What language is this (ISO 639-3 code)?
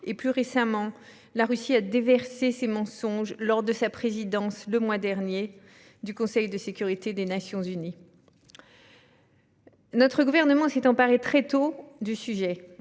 fra